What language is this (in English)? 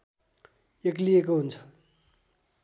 Nepali